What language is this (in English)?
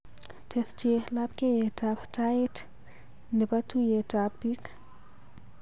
Kalenjin